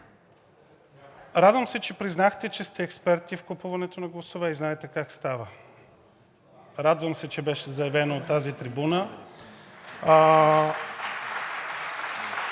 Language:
Bulgarian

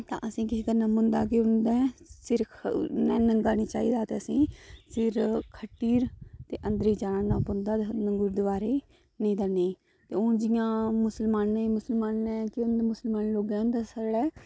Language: Dogri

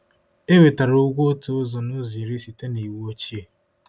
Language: Igbo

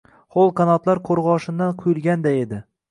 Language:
Uzbek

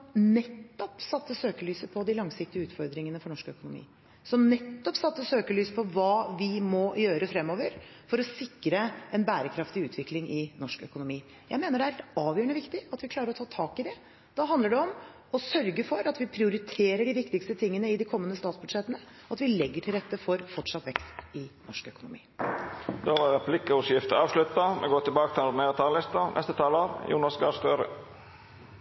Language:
Norwegian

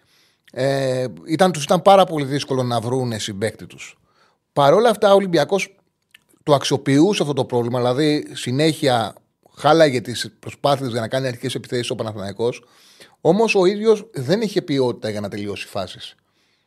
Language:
Greek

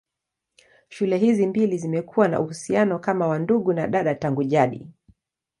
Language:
Swahili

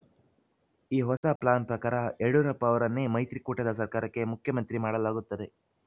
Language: Kannada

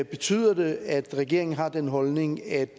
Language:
Danish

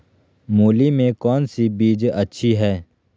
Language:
Magahi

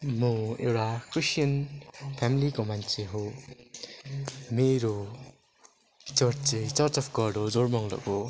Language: Nepali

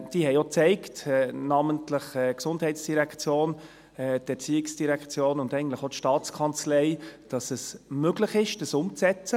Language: Swiss German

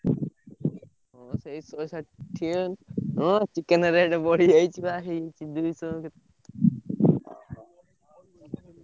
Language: Odia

